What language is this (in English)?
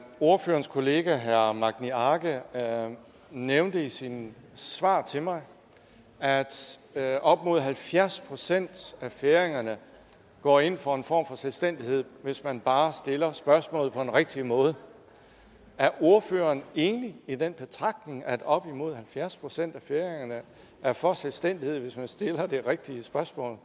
Danish